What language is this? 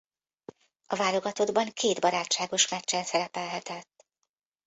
Hungarian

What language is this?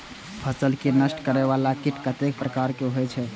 Maithili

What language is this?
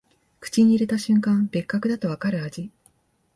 Japanese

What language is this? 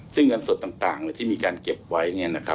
Thai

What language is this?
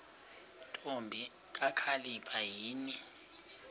Xhosa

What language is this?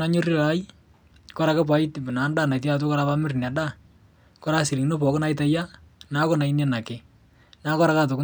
Masai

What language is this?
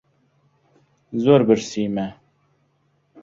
Central Kurdish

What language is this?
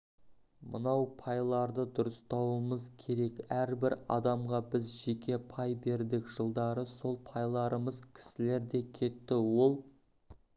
Kazakh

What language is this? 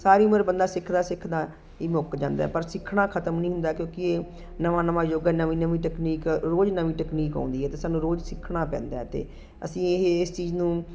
Punjabi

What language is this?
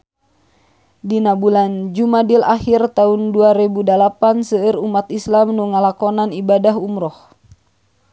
Sundanese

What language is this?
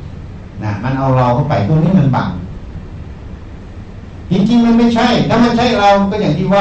Thai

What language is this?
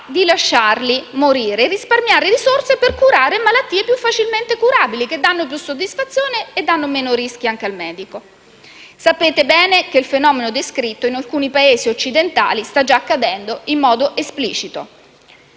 Italian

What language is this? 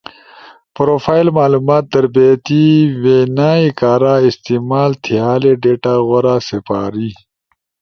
Ushojo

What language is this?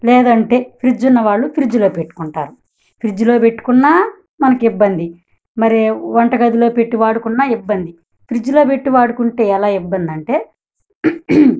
Telugu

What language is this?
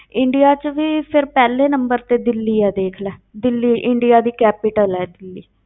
Punjabi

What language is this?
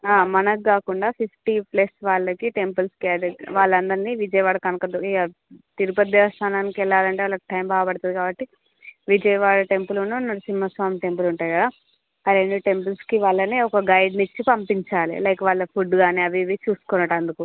Telugu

